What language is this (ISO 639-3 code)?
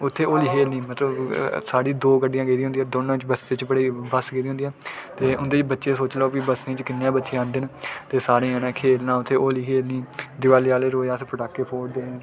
doi